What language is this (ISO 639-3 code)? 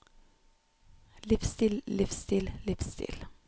nor